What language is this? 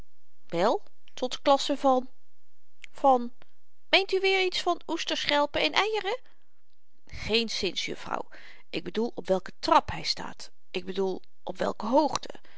Dutch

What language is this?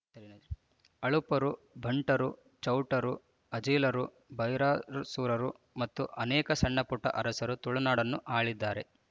Kannada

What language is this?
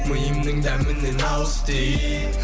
Kazakh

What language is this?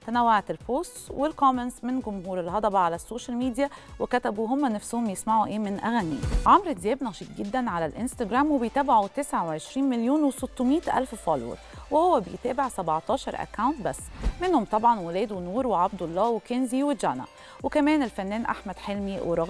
Arabic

